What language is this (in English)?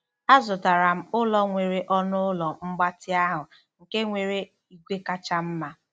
Igbo